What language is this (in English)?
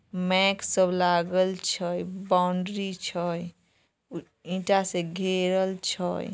Magahi